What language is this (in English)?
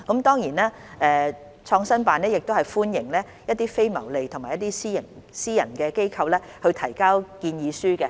Cantonese